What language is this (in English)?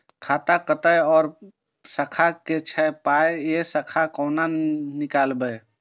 Maithili